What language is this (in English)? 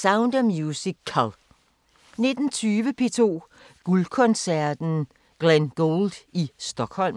Danish